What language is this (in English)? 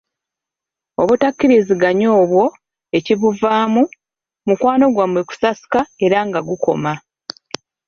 Ganda